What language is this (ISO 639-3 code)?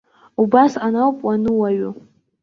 abk